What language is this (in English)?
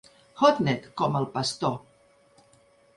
Catalan